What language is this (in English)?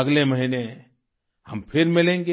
Hindi